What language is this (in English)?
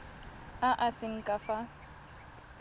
Tswana